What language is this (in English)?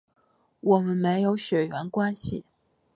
Chinese